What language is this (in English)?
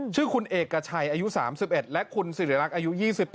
Thai